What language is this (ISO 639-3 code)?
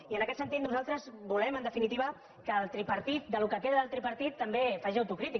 cat